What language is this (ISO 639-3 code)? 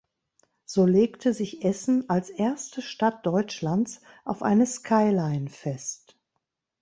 deu